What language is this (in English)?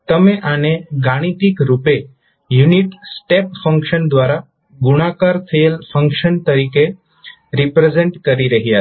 Gujarati